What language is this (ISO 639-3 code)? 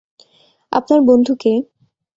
ben